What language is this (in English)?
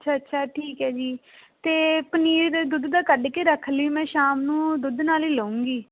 Punjabi